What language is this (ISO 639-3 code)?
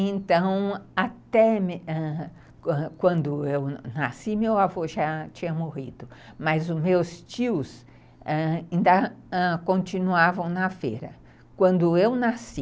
por